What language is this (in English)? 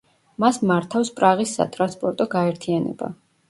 Georgian